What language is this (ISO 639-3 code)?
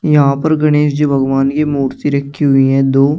hin